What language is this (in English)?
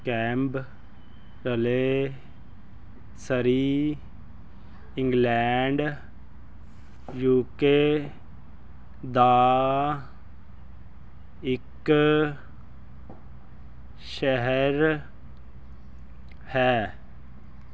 Punjabi